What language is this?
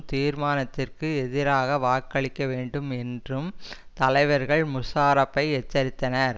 Tamil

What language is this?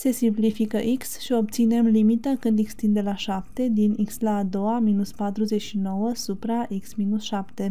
Romanian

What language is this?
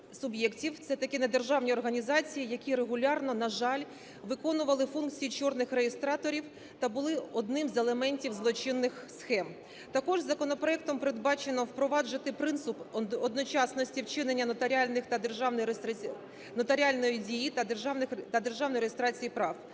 Ukrainian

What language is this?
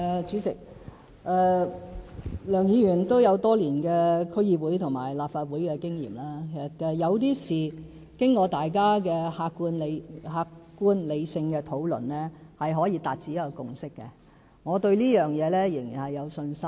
Cantonese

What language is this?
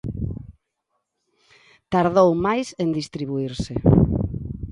Galician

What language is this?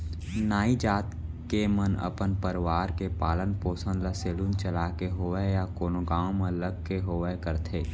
Chhattisgarhi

